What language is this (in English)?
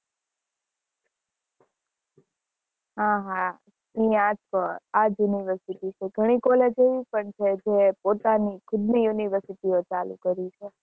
Gujarati